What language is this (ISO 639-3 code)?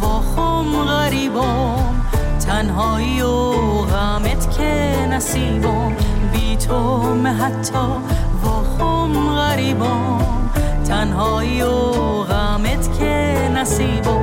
fas